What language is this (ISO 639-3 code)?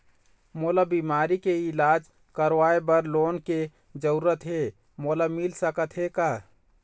hne